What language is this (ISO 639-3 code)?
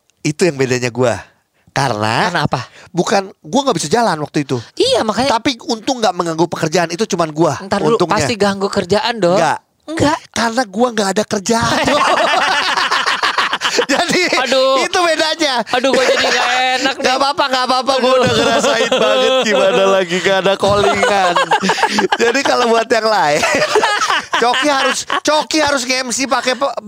ind